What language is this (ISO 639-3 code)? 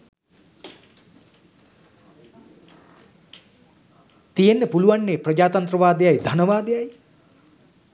sin